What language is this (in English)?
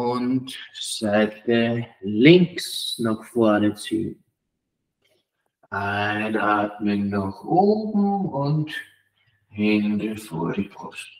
German